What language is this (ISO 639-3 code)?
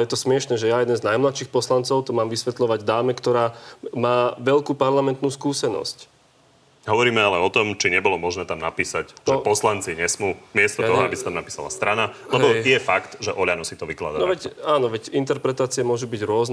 slk